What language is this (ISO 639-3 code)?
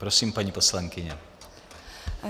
ces